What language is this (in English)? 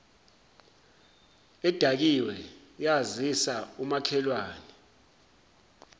Zulu